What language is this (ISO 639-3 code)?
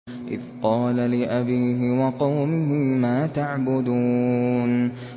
ara